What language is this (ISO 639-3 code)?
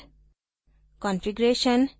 hin